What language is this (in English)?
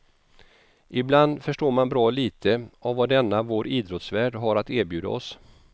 Swedish